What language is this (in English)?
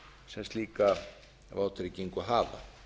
Icelandic